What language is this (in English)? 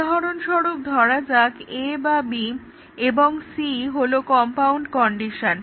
Bangla